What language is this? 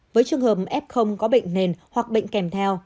Vietnamese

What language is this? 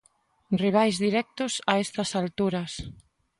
Galician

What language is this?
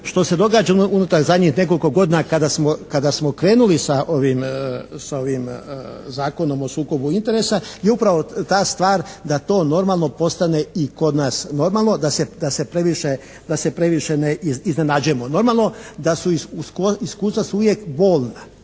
Croatian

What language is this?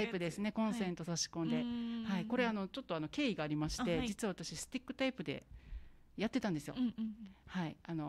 Japanese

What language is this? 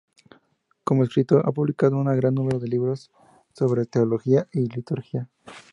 Spanish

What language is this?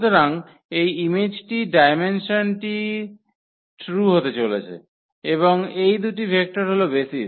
Bangla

